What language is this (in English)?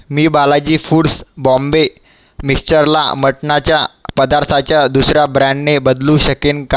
Marathi